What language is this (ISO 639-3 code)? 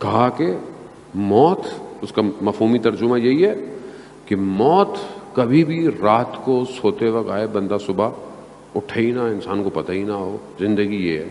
urd